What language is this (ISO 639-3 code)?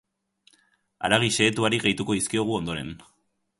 eus